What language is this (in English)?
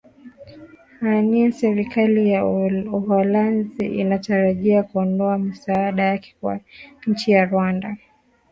Swahili